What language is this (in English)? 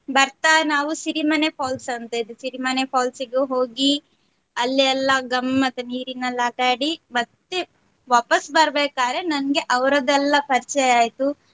Kannada